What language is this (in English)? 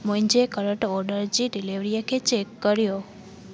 Sindhi